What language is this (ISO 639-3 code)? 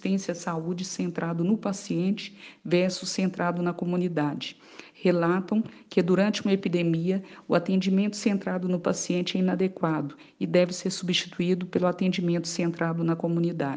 por